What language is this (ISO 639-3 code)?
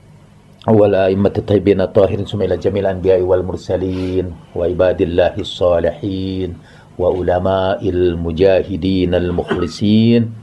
ind